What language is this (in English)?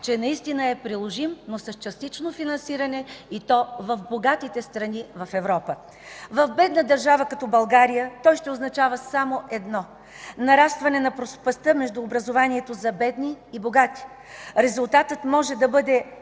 Bulgarian